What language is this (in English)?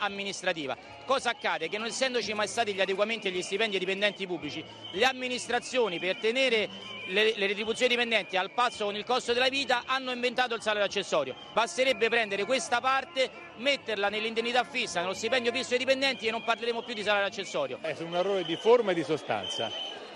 Italian